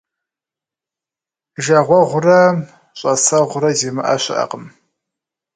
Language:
Kabardian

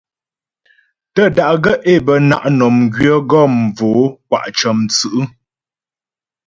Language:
Ghomala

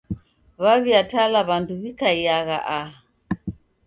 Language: Taita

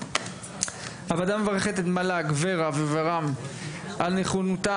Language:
Hebrew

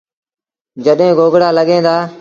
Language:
Sindhi Bhil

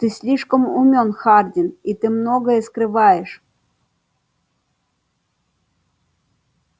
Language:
Russian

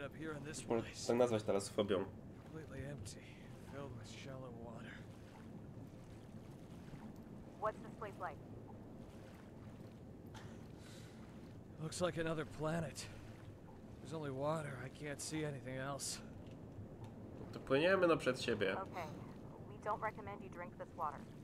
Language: Polish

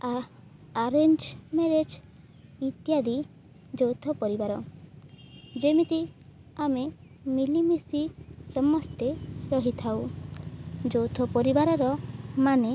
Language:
Odia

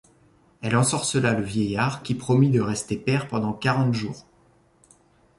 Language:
French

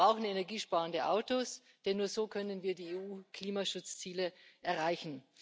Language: German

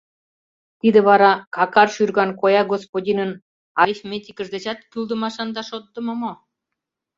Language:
Mari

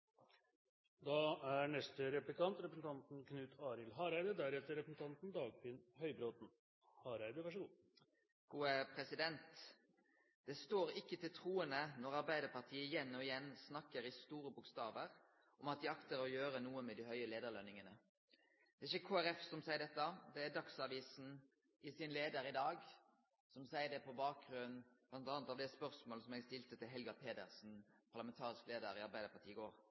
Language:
Norwegian Nynorsk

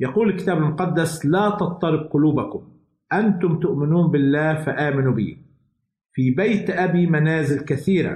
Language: Arabic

